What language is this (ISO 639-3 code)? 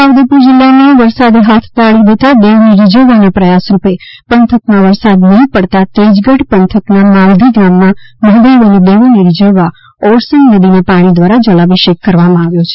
guj